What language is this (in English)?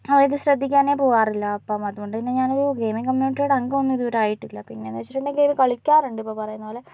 Malayalam